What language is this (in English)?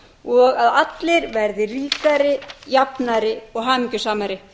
Icelandic